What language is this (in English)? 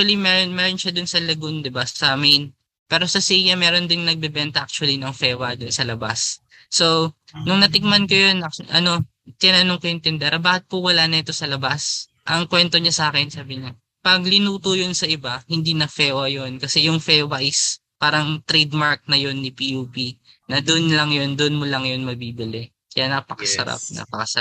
Filipino